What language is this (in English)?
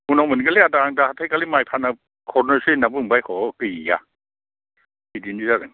Bodo